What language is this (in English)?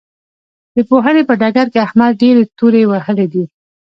Pashto